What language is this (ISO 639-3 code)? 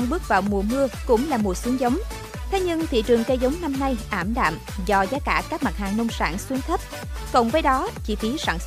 vie